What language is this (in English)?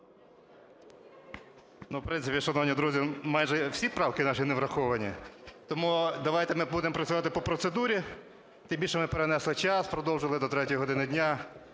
Ukrainian